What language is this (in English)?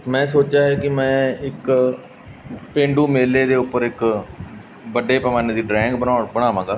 Punjabi